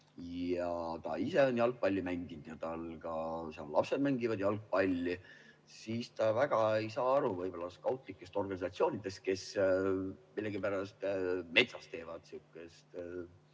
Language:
Estonian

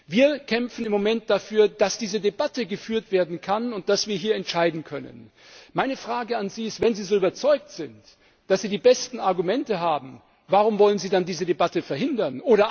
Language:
German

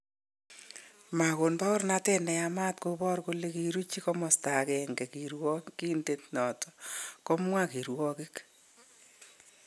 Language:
Kalenjin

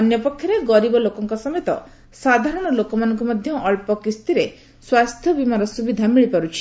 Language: Odia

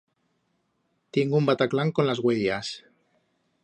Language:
Aragonese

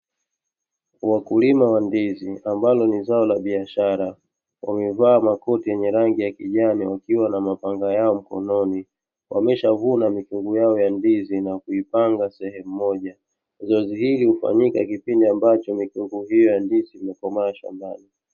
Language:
Swahili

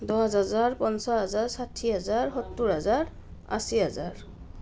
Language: Assamese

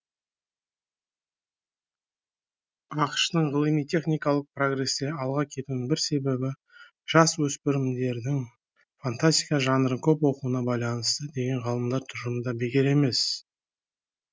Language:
Kazakh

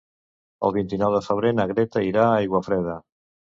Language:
Catalan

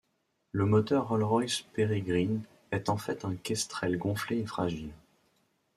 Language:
French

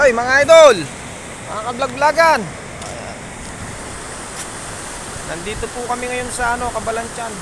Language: Filipino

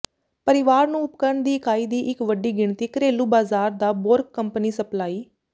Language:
Punjabi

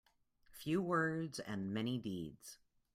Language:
English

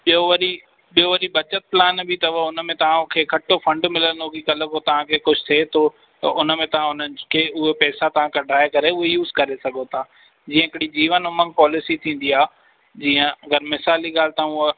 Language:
Sindhi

